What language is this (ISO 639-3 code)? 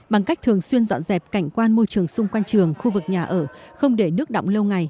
vie